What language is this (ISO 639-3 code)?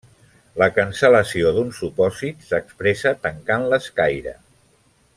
cat